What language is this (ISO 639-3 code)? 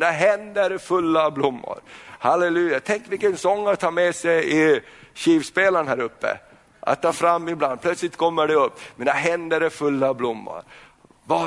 swe